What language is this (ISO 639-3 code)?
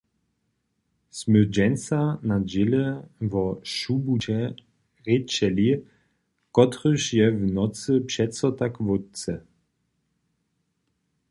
hsb